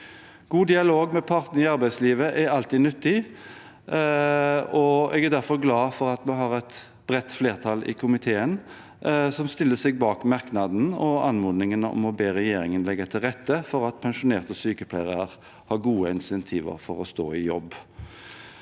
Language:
Norwegian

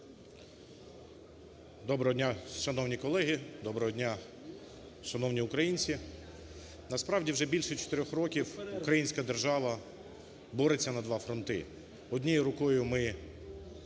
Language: Ukrainian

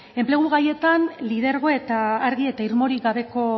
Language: Basque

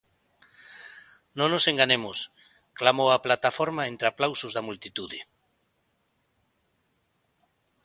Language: Galician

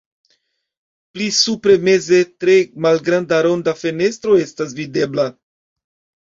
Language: Esperanto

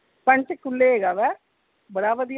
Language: Punjabi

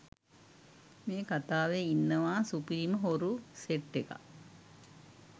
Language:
Sinhala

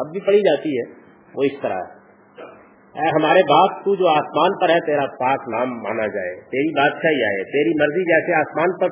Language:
Urdu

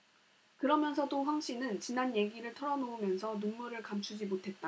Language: Korean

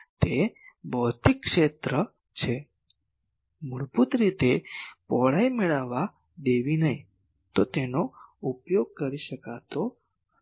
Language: Gujarati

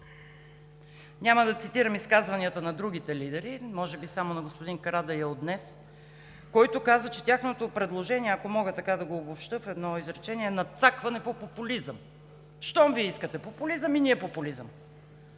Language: Bulgarian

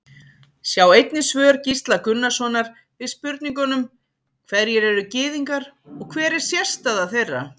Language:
Icelandic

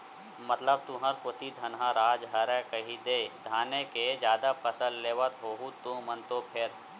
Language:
Chhattisgarhi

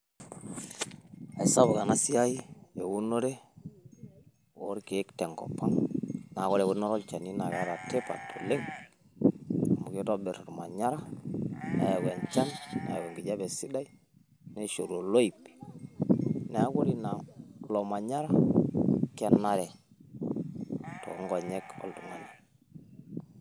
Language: Masai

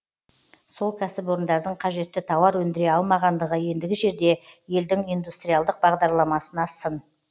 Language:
Kazakh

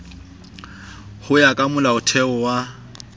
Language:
Southern Sotho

